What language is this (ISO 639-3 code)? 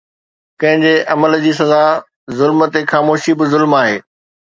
snd